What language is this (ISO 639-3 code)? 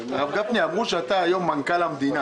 heb